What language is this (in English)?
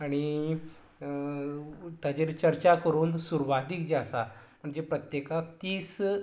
Konkani